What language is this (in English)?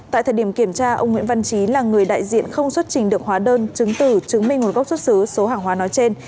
Vietnamese